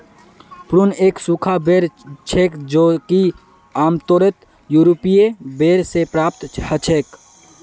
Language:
Magahi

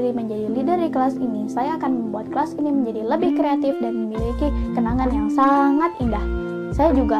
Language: Indonesian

